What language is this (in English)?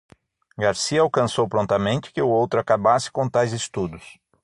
Portuguese